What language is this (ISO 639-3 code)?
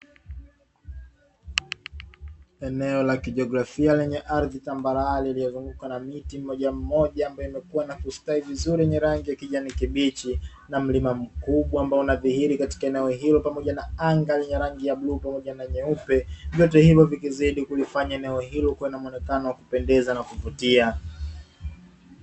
swa